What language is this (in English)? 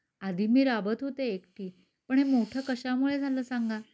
Marathi